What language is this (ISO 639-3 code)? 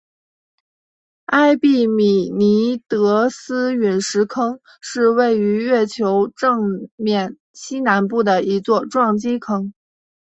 zho